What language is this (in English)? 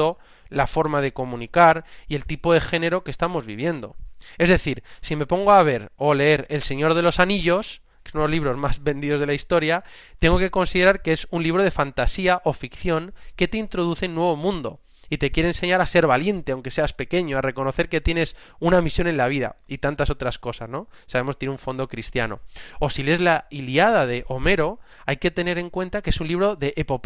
Spanish